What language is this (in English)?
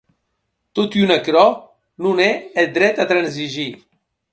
Occitan